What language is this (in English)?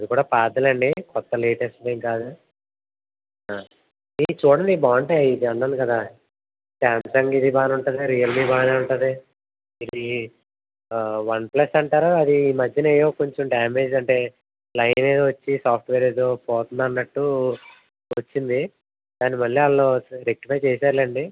Telugu